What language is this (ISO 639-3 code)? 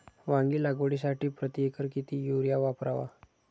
mar